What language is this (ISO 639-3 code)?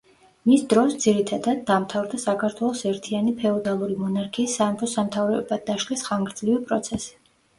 kat